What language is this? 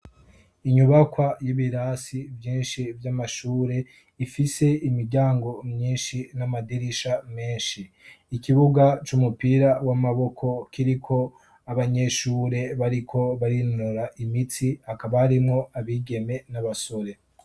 Rundi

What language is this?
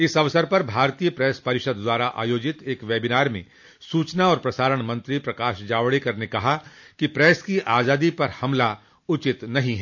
Hindi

